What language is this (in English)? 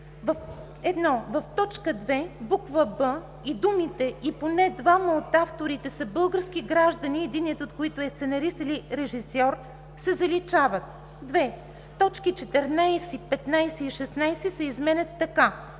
Bulgarian